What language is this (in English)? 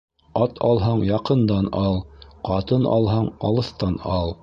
Bashkir